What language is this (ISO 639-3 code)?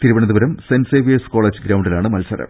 mal